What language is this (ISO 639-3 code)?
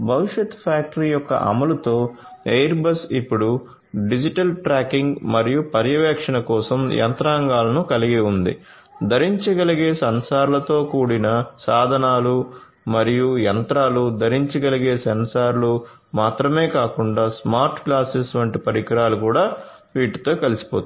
tel